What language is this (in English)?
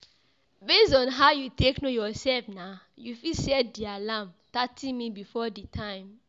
Nigerian Pidgin